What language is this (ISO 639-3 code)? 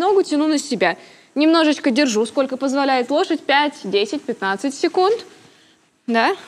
rus